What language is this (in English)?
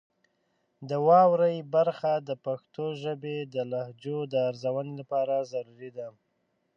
Pashto